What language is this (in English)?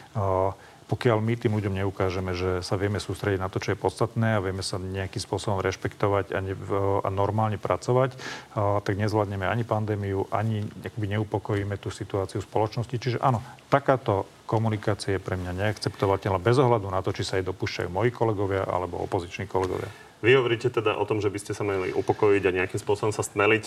Slovak